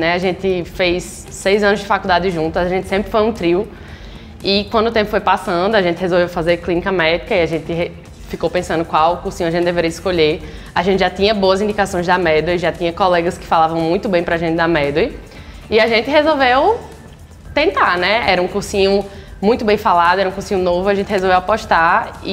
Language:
Portuguese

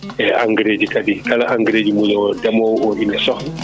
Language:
Fula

